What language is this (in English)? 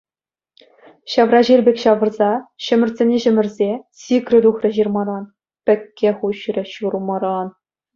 Chuvash